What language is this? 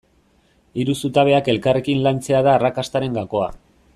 Basque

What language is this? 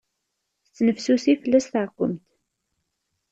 Kabyle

